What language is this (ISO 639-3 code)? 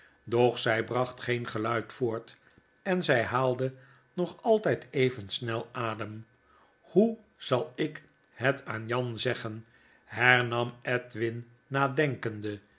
nld